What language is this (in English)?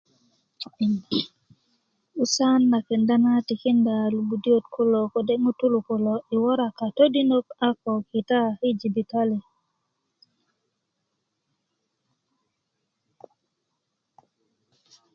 Kuku